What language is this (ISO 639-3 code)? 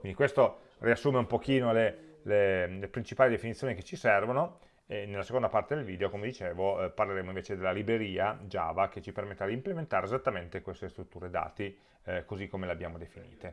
ita